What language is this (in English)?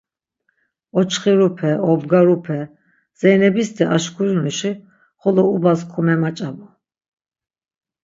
Laz